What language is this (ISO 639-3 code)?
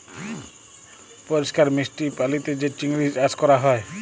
ben